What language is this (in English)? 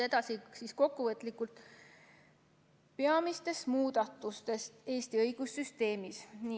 Estonian